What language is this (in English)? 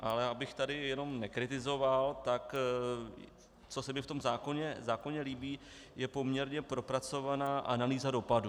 Czech